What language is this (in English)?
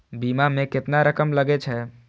Maithili